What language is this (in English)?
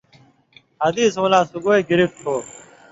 Indus Kohistani